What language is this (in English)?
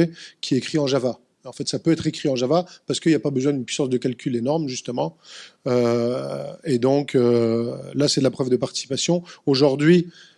French